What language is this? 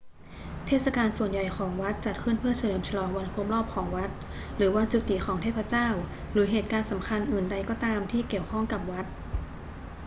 Thai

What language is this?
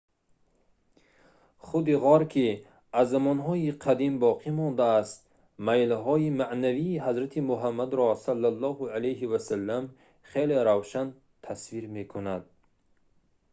Tajik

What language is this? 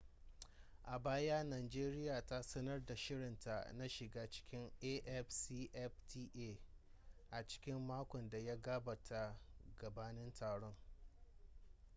Hausa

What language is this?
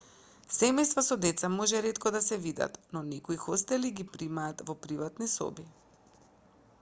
Macedonian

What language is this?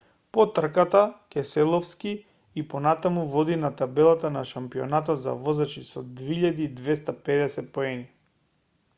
Macedonian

